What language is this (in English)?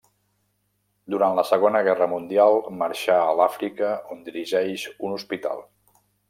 Catalan